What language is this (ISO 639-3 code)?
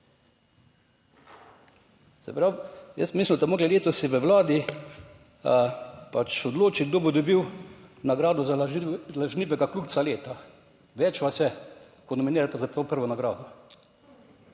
slv